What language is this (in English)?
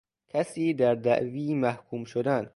Persian